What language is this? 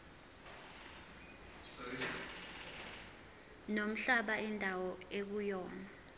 Zulu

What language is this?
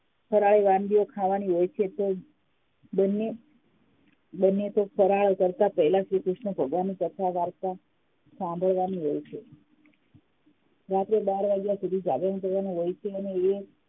Gujarati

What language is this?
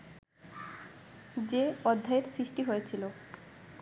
Bangla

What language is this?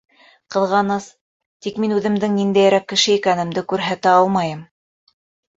Bashkir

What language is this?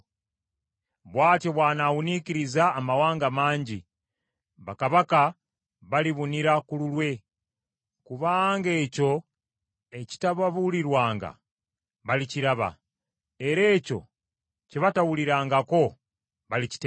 Ganda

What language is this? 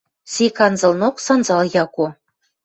Western Mari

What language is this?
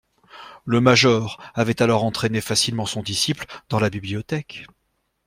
French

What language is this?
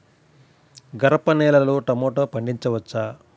Telugu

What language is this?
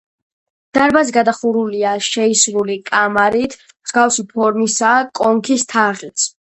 Georgian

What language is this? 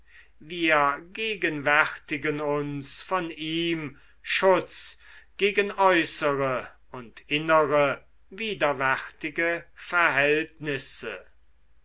German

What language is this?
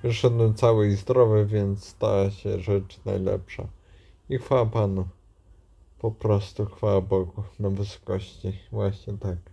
Polish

